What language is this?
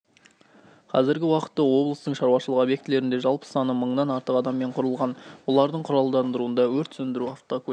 Kazakh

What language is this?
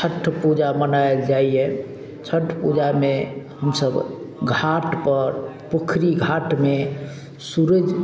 Maithili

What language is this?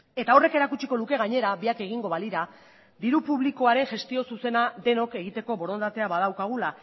Basque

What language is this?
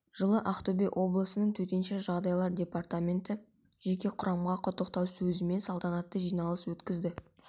Kazakh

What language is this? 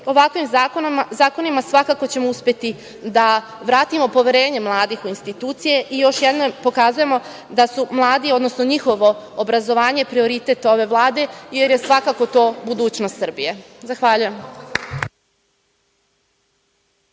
Serbian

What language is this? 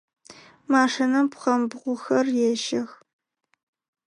Adyghe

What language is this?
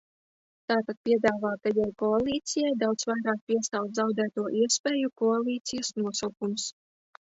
Latvian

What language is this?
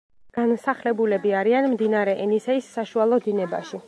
Georgian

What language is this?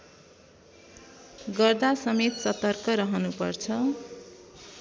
Nepali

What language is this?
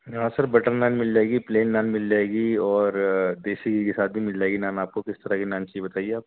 Urdu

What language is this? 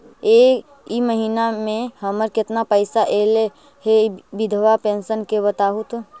Magahi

